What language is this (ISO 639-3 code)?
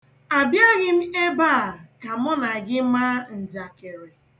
ibo